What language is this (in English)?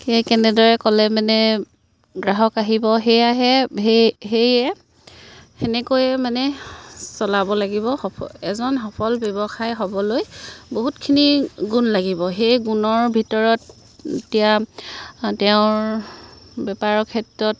Assamese